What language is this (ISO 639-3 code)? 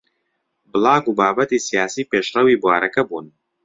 ckb